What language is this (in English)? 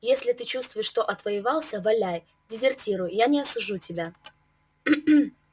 Russian